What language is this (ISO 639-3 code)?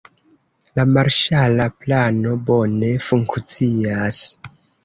epo